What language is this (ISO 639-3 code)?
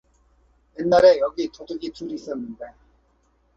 kor